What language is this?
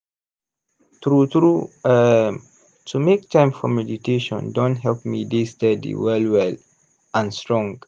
Nigerian Pidgin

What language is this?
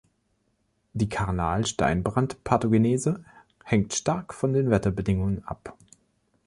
German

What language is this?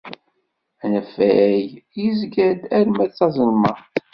Kabyle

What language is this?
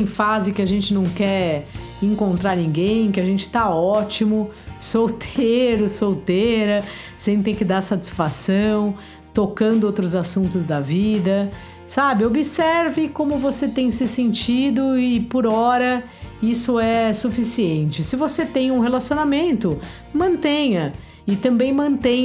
Portuguese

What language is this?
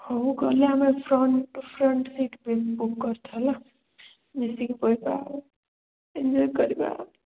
Odia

